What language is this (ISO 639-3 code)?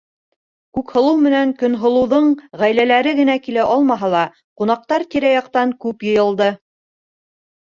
bak